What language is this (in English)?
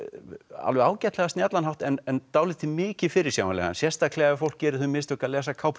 Icelandic